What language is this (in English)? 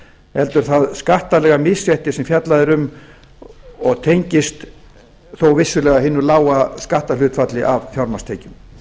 Icelandic